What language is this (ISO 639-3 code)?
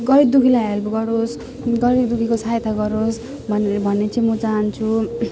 nep